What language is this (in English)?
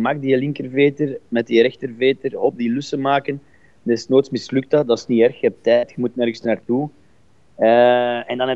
Dutch